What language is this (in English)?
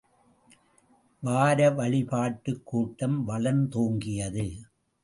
Tamil